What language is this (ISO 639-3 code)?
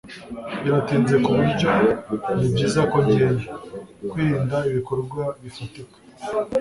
kin